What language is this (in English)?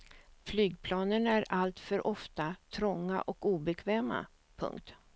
Swedish